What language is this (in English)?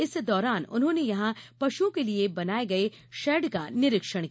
Hindi